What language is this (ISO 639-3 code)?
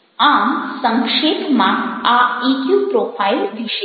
guj